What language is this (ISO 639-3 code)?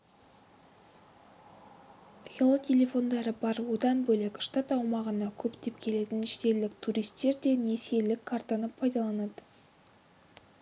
kaz